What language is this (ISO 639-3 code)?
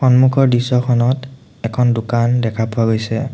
asm